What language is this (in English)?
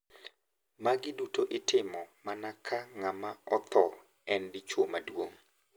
Luo (Kenya and Tanzania)